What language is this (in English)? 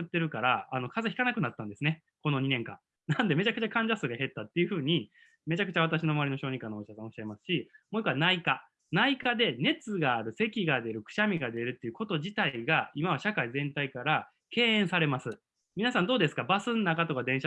Japanese